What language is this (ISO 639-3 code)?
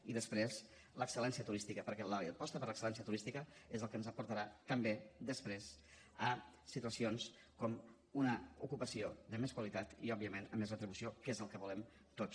cat